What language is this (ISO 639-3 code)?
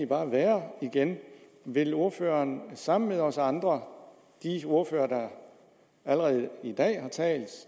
dan